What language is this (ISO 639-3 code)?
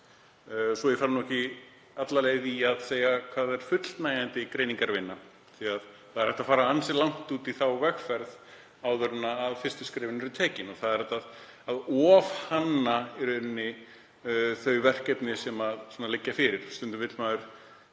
isl